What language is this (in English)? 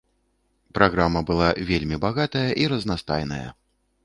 Belarusian